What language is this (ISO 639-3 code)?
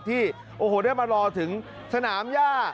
tha